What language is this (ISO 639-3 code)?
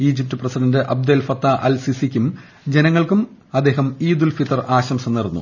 mal